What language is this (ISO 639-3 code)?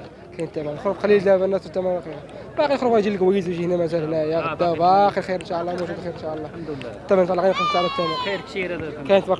ara